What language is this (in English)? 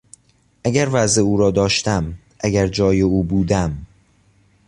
Persian